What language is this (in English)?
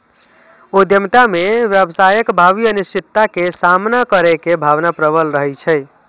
Maithili